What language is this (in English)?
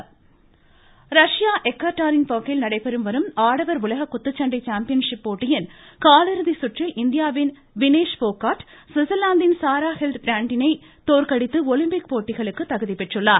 Tamil